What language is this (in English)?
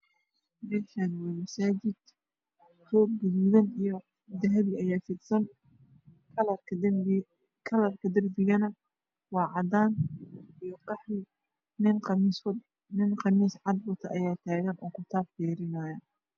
Somali